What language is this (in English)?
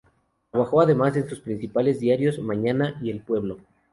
Spanish